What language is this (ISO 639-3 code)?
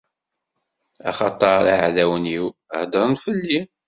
kab